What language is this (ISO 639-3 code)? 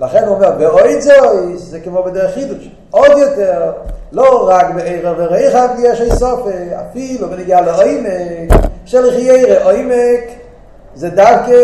heb